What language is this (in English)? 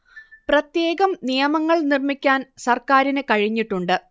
Malayalam